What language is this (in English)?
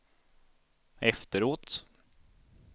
Swedish